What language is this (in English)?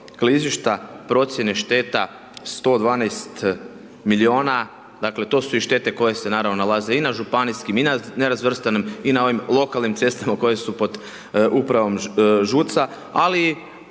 Croatian